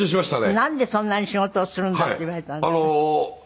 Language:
Japanese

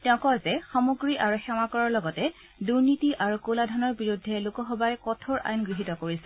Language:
Assamese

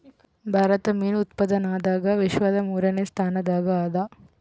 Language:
Kannada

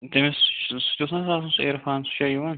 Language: Kashmiri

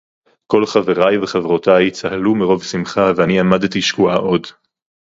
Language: Hebrew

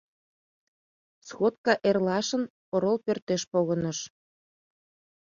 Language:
Mari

